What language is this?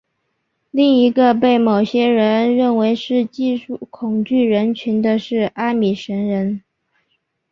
Chinese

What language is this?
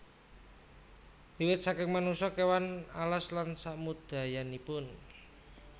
Javanese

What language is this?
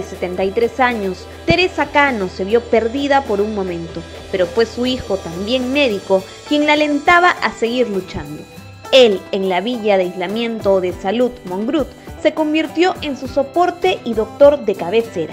Spanish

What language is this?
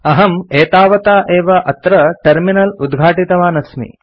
Sanskrit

